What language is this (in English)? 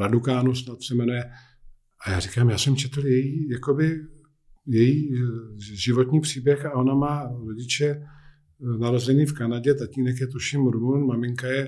Czech